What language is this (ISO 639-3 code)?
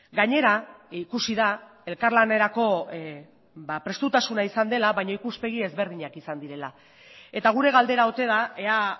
eus